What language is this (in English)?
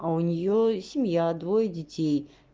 Russian